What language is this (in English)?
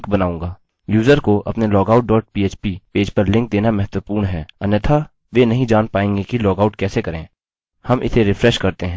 Hindi